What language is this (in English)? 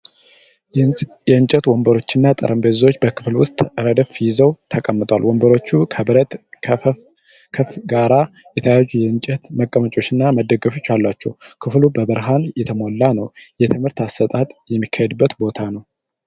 Amharic